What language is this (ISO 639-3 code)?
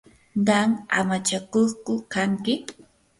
qur